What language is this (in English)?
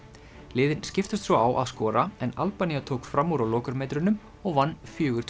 Icelandic